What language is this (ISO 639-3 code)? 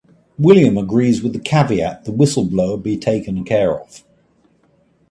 eng